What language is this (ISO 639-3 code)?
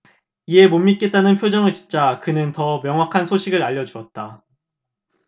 kor